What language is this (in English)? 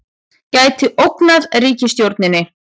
Icelandic